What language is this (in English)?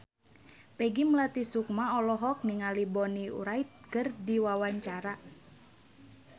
Sundanese